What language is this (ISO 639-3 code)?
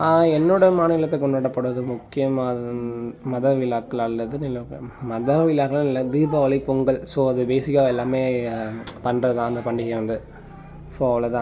tam